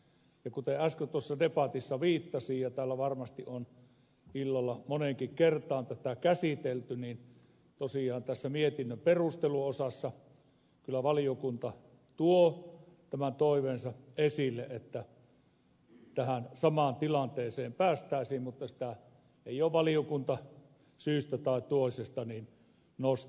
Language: Finnish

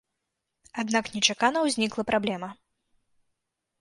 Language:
Belarusian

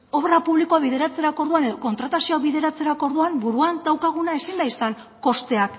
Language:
Basque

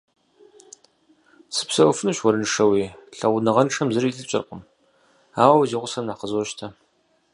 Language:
Kabardian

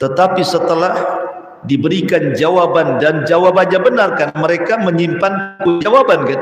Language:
Indonesian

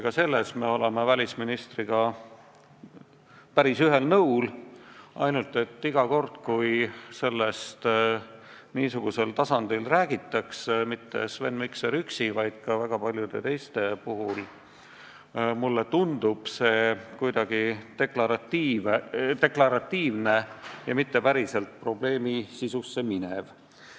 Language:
Estonian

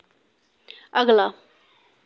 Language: Dogri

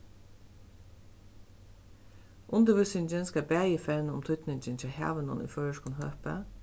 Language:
Faroese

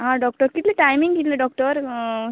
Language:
Konkani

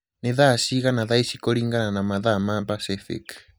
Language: Kikuyu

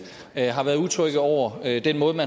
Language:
Danish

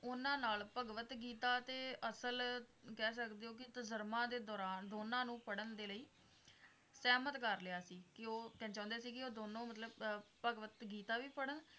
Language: Punjabi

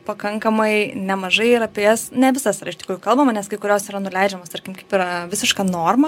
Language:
Lithuanian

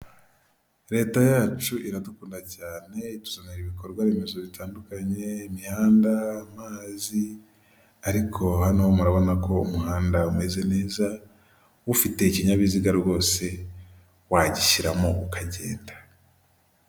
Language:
Kinyarwanda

